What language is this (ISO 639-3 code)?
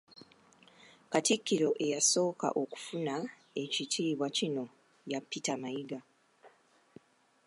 lug